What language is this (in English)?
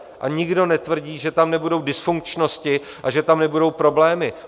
Czech